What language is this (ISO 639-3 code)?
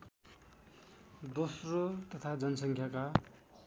nep